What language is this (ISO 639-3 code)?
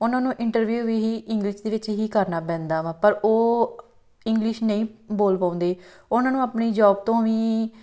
pan